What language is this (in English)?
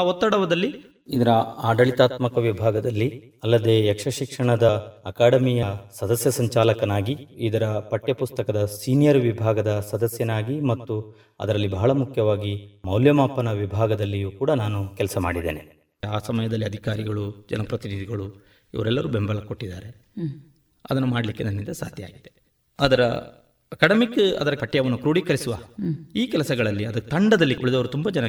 Kannada